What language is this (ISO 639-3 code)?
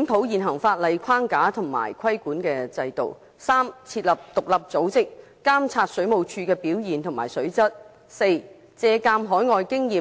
yue